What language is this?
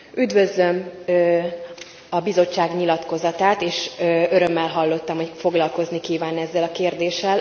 Hungarian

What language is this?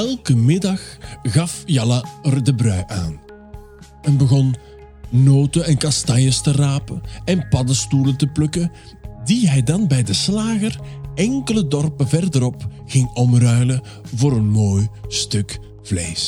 Dutch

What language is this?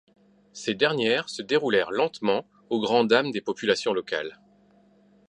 French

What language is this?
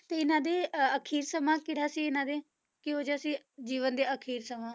Punjabi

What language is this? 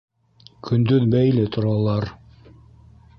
Bashkir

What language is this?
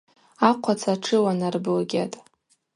Abaza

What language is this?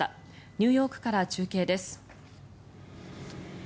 Japanese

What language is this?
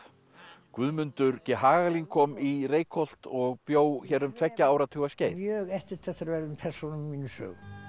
Icelandic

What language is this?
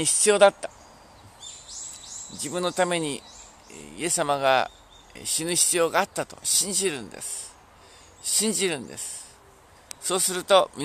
Japanese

